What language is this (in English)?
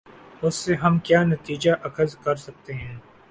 Urdu